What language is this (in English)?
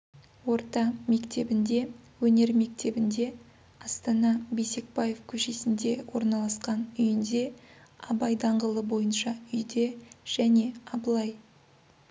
Kazakh